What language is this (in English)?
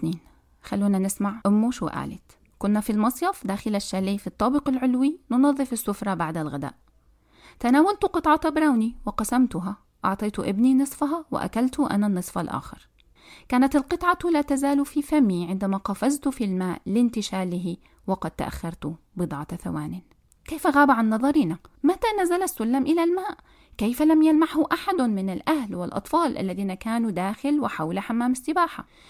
Arabic